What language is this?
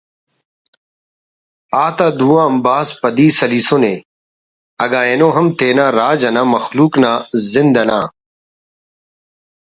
Brahui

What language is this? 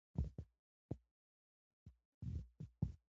Pashto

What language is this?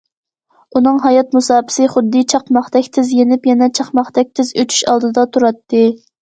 Uyghur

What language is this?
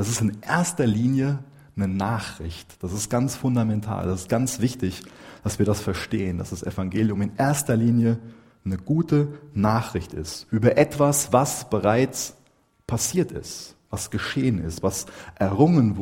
German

